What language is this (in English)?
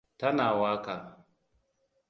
Hausa